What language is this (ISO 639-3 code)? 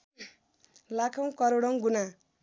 nep